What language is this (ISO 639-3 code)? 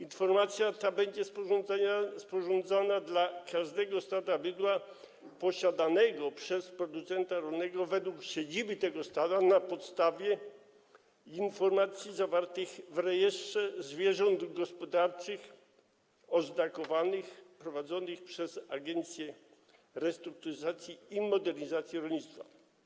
pol